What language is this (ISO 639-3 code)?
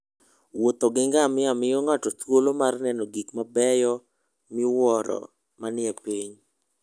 luo